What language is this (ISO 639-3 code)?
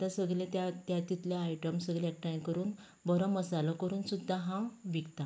kok